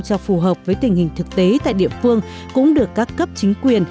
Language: Vietnamese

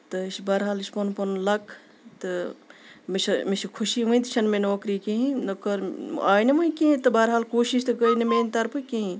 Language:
Kashmiri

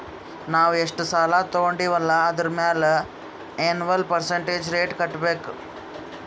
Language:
Kannada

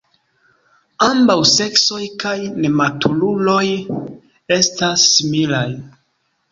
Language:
Esperanto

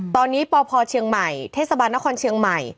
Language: Thai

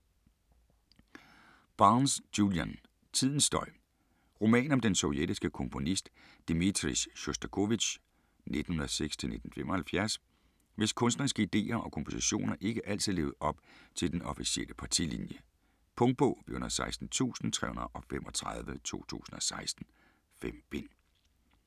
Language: Danish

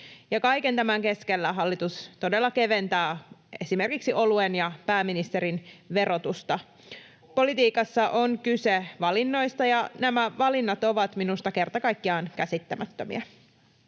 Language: Finnish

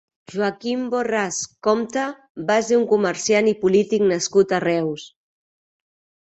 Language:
Catalan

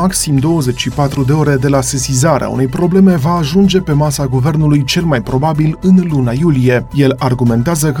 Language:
Romanian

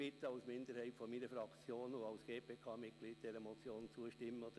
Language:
Swiss German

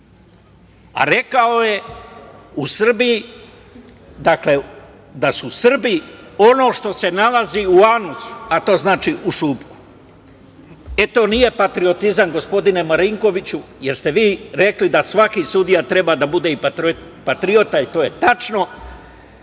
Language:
Serbian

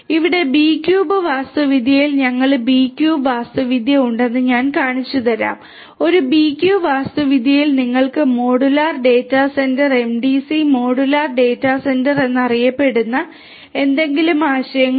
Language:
Malayalam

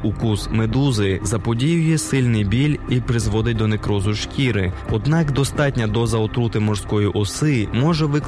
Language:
Ukrainian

